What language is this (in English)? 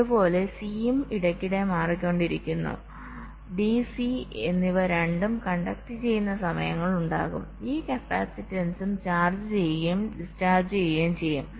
Malayalam